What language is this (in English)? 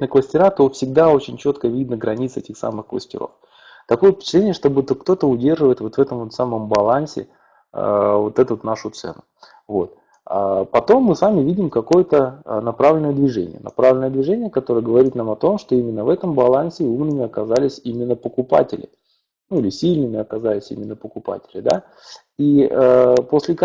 Russian